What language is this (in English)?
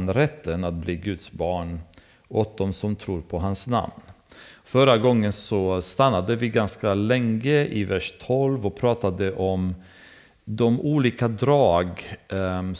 Swedish